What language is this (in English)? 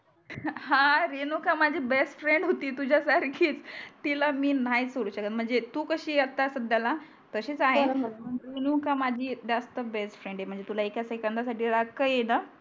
Marathi